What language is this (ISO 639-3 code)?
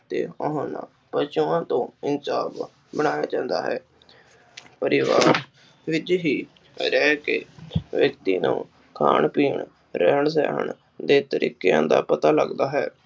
pan